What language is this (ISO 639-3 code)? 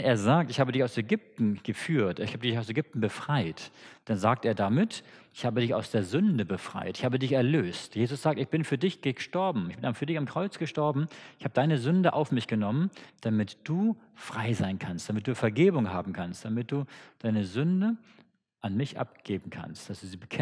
deu